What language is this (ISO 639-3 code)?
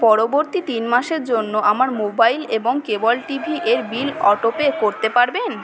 ben